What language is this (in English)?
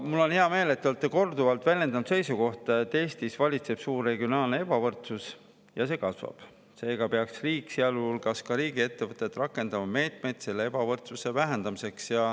Estonian